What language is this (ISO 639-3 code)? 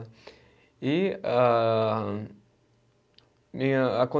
por